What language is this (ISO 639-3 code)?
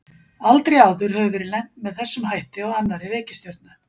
isl